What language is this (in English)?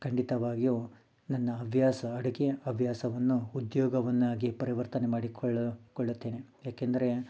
Kannada